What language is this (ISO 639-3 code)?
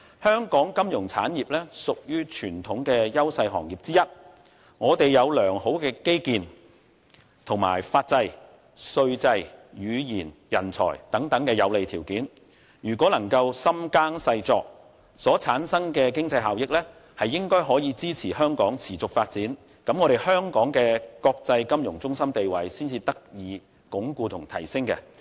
yue